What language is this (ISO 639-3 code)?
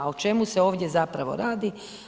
hrv